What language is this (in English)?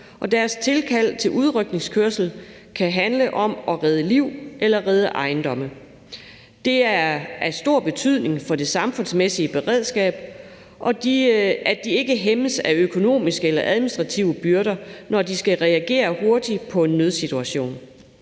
Danish